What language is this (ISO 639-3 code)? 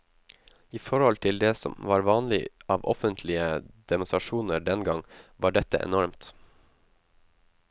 nor